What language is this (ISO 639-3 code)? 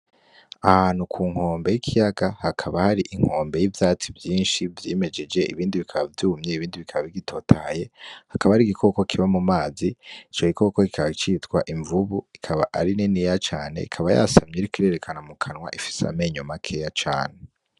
run